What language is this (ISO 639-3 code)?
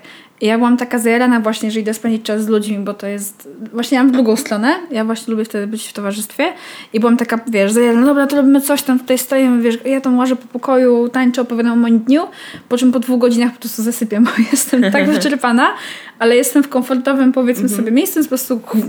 pol